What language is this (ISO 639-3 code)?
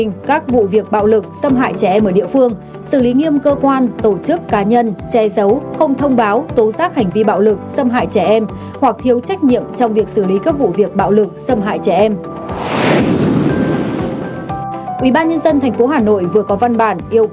vie